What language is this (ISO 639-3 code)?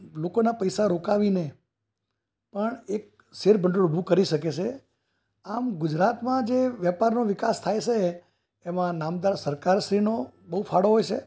guj